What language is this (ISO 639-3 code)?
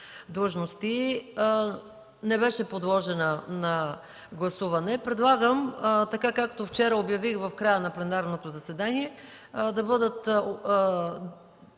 bul